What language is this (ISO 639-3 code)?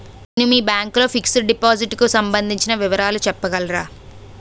tel